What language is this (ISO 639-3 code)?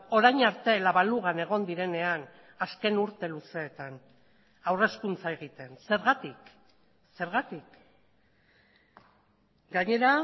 eus